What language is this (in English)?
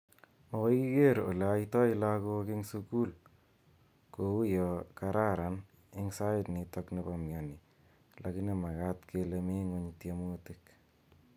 Kalenjin